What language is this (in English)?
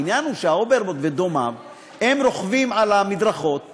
Hebrew